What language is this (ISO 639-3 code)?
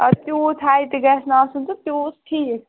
kas